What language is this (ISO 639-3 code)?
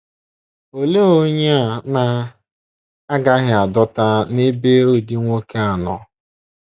ibo